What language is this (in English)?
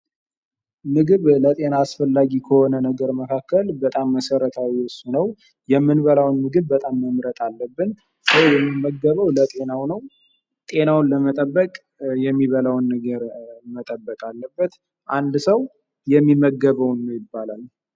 Amharic